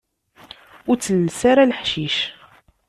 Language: Kabyle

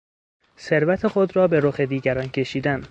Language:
Persian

